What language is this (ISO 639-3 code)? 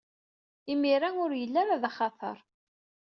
kab